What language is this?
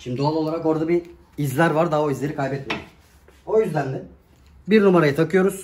Turkish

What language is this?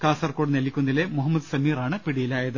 Malayalam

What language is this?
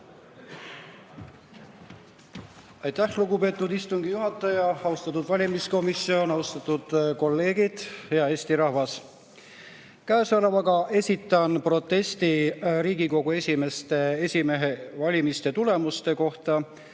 Estonian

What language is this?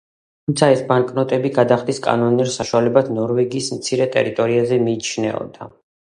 Georgian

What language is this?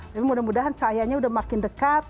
Indonesian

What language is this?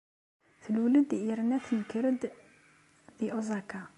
Kabyle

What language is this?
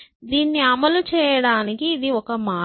Telugu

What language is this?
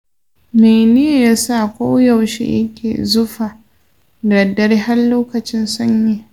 Hausa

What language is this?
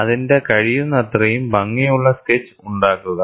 Malayalam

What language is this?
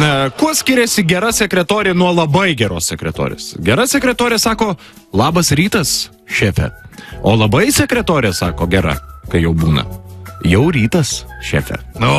Lithuanian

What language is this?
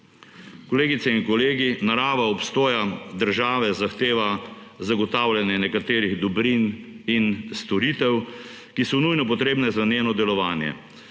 Slovenian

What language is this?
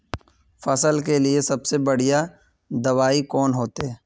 Magahi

